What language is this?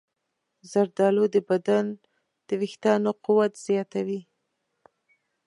Pashto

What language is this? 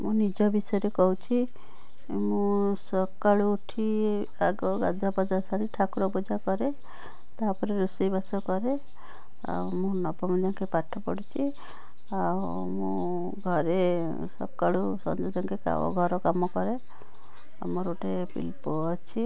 Odia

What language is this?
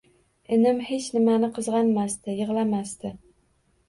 Uzbek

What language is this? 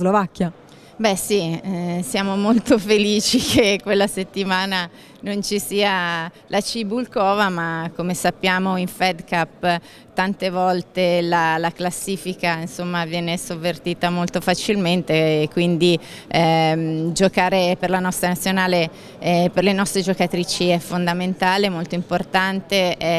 Italian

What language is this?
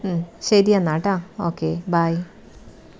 Malayalam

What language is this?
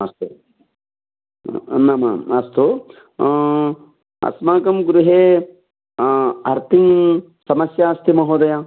Sanskrit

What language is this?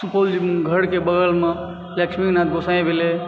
Maithili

